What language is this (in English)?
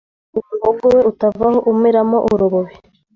Kinyarwanda